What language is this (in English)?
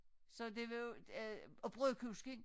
Danish